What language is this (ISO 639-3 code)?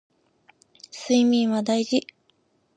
jpn